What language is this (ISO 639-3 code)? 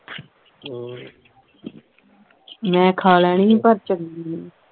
pan